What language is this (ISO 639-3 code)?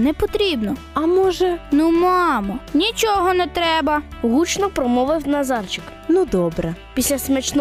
ukr